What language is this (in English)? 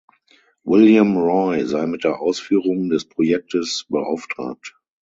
German